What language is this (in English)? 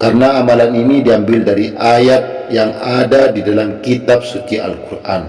Indonesian